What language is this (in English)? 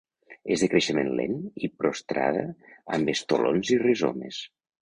Catalan